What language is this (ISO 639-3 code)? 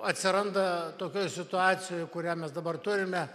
lit